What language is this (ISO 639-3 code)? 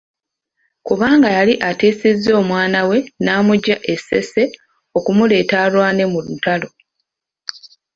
lug